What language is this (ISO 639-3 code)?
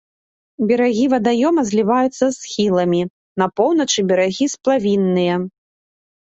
bel